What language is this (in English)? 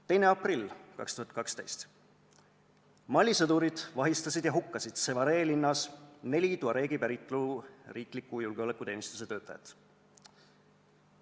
Estonian